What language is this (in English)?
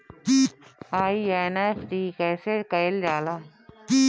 Bhojpuri